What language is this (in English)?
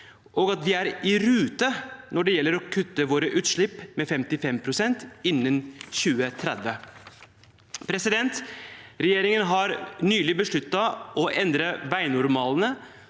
Norwegian